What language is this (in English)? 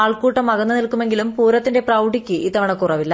Malayalam